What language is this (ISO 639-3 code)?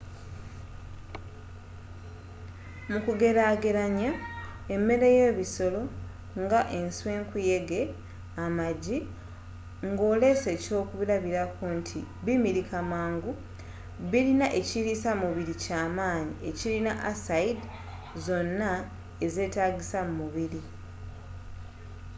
lug